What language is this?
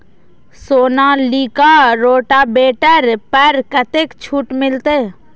Maithili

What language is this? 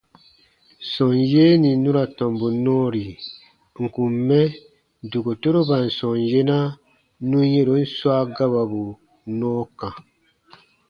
Baatonum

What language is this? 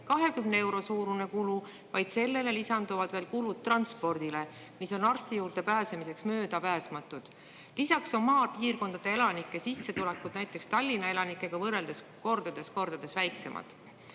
Estonian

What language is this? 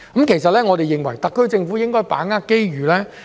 Cantonese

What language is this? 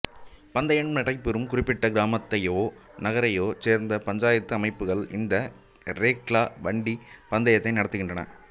Tamil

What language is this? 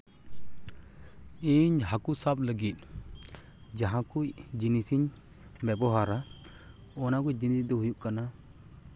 Santali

